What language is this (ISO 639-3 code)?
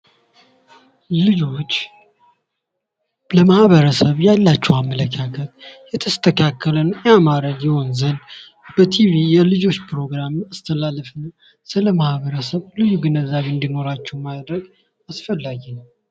amh